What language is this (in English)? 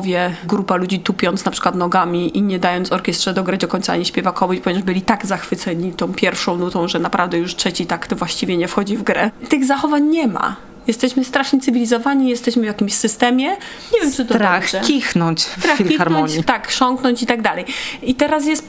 Polish